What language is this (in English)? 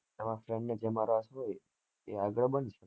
Gujarati